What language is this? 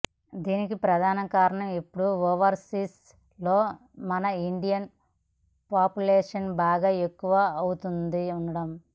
Telugu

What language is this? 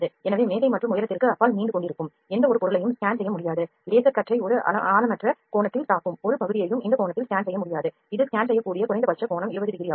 Tamil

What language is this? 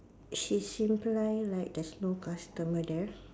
English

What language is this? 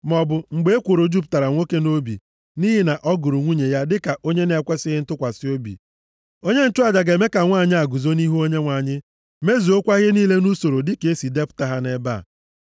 Igbo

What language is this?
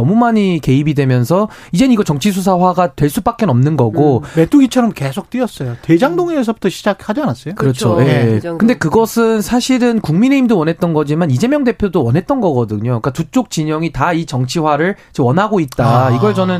Korean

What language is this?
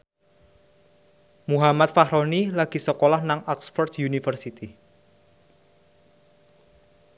Javanese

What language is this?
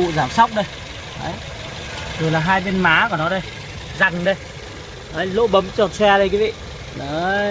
Vietnamese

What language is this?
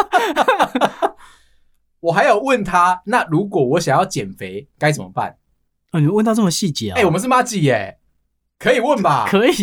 Chinese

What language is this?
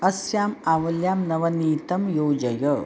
Sanskrit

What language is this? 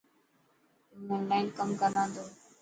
Dhatki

